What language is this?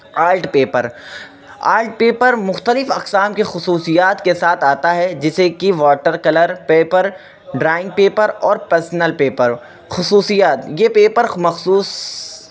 Urdu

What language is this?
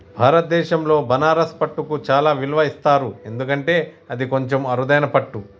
Telugu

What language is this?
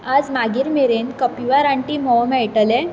Konkani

